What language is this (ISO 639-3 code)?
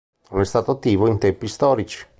ita